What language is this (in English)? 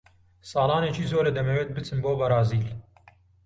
Central Kurdish